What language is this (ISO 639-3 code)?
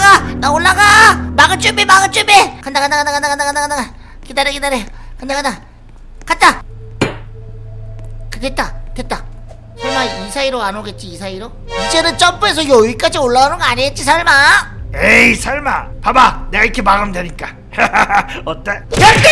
kor